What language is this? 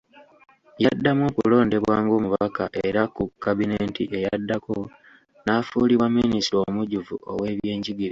Ganda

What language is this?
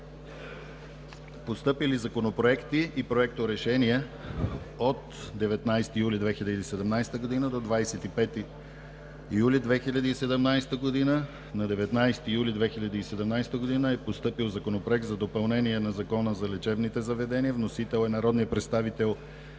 Bulgarian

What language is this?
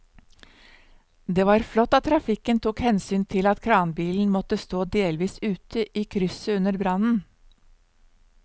Norwegian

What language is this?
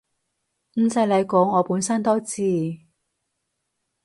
Cantonese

